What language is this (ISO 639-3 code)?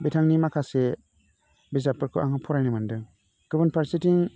brx